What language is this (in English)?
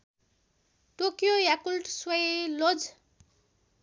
Nepali